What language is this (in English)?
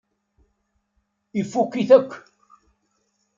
Kabyle